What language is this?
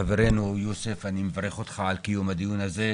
Hebrew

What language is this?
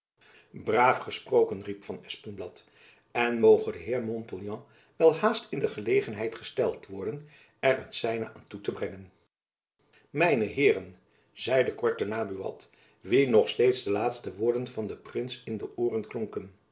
Dutch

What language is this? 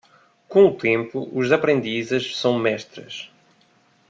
Portuguese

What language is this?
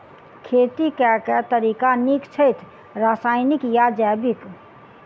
Maithili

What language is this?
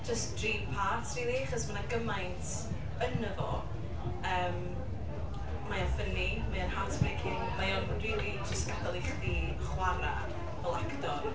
Welsh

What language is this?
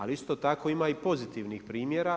Croatian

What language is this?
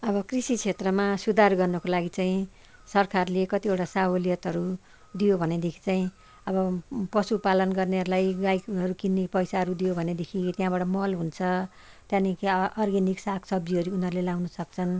Nepali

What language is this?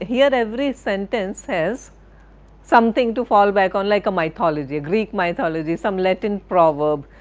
English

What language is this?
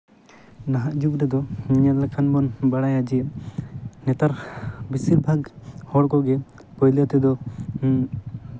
Santali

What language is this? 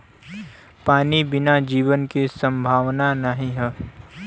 Bhojpuri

